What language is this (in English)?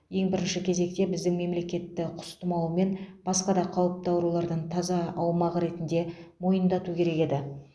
Kazakh